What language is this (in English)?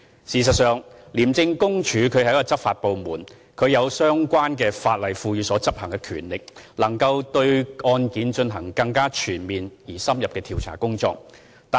Cantonese